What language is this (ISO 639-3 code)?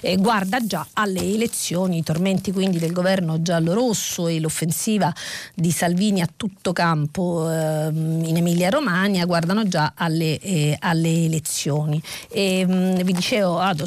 ita